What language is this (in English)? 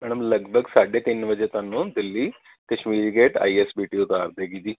Punjabi